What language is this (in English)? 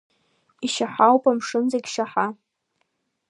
Abkhazian